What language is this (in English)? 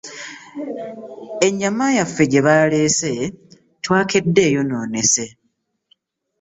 Ganda